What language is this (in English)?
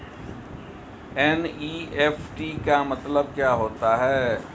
Hindi